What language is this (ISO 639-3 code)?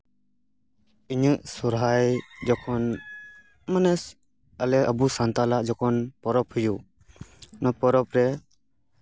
sat